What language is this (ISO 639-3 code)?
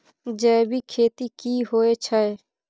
mai